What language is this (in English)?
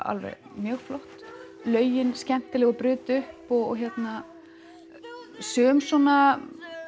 Icelandic